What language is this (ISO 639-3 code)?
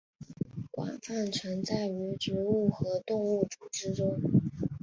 zho